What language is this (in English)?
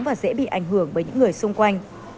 Vietnamese